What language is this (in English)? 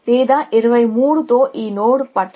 Telugu